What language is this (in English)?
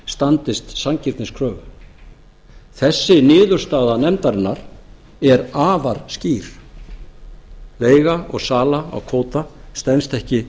Icelandic